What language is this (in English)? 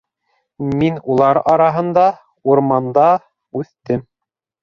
Bashkir